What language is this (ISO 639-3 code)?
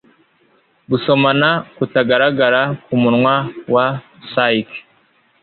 kin